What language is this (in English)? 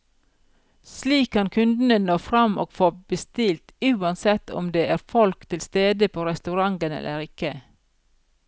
Norwegian